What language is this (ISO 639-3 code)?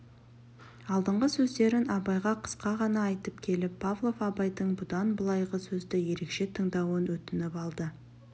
kaz